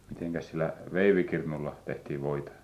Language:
Finnish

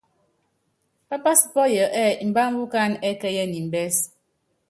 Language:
Yangben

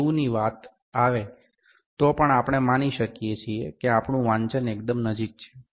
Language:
Gujarati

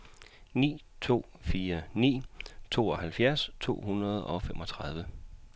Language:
Danish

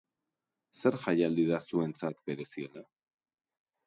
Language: Basque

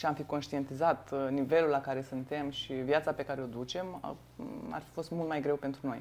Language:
Romanian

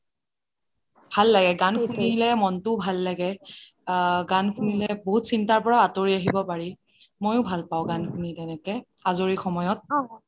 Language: Assamese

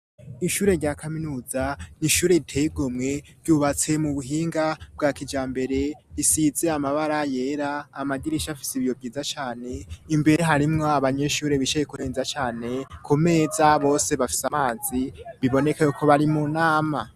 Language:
Rundi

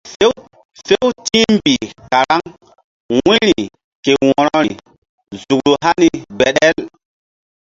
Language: Mbum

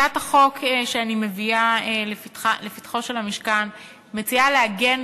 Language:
Hebrew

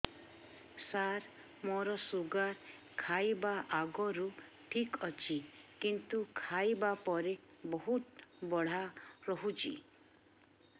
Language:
Odia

